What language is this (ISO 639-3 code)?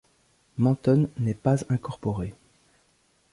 fra